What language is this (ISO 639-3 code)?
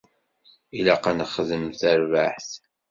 kab